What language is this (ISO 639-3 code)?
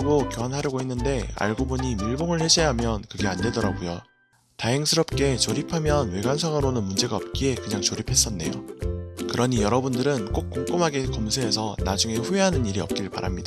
kor